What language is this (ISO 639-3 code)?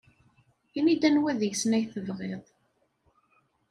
kab